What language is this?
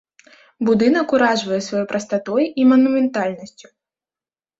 Belarusian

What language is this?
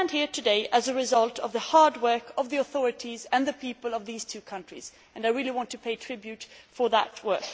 English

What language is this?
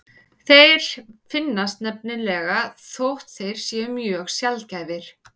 Icelandic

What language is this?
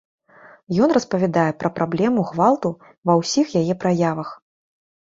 Belarusian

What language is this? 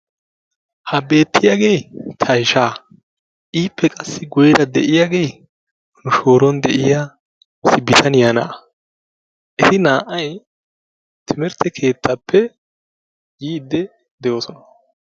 Wolaytta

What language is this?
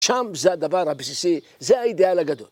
Hebrew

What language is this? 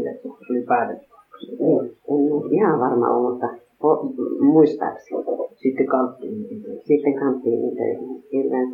Finnish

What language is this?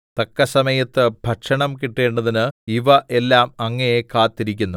Malayalam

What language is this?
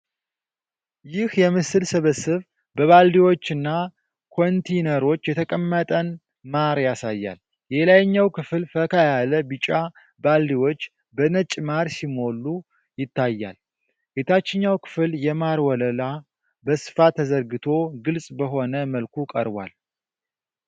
Amharic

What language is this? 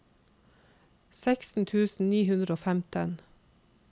Norwegian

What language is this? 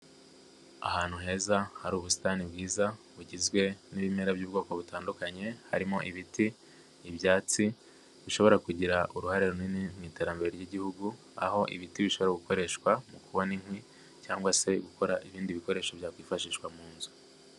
Kinyarwanda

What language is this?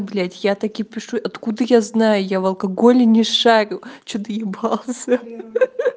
Russian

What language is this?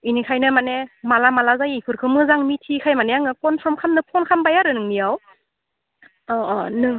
Bodo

